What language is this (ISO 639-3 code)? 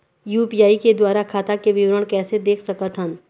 hne